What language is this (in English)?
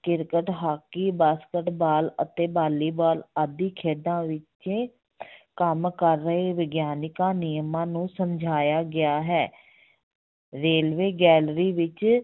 Punjabi